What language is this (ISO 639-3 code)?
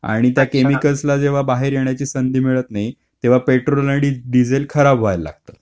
mar